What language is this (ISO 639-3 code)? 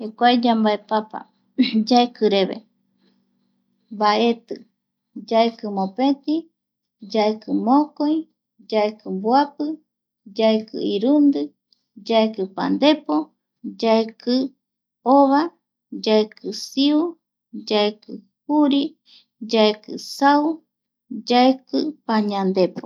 gui